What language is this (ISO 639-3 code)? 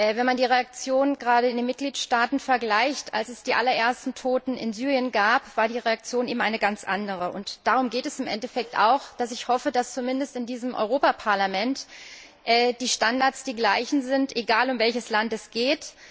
deu